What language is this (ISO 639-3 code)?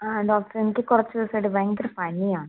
mal